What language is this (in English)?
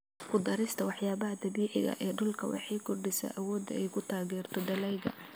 Somali